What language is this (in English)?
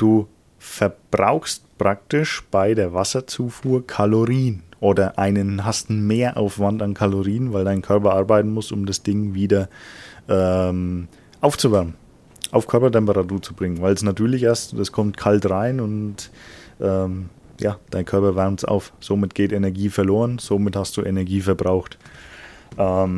German